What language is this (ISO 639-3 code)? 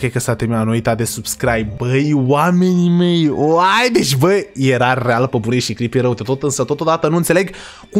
ron